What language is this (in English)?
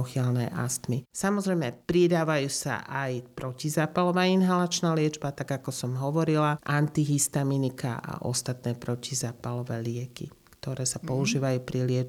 Slovak